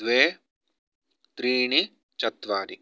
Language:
Sanskrit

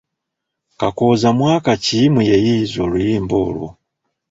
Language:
Ganda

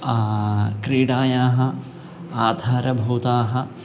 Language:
Sanskrit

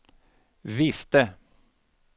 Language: Swedish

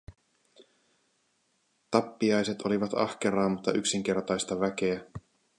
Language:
Finnish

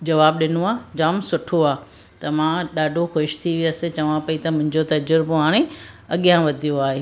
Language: Sindhi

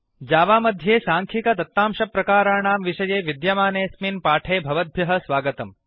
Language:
Sanskrit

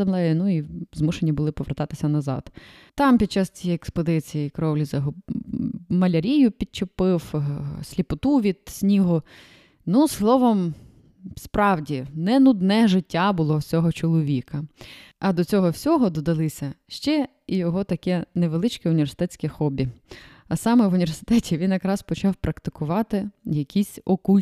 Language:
Ukrainian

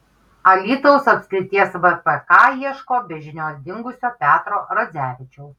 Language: Lithuanian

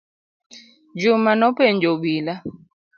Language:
Luo (Kenya and Tanzania)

